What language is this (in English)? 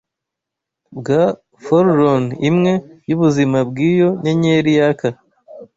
Kinyarwanda